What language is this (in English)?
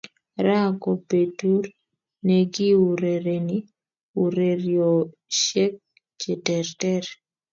Kalenjin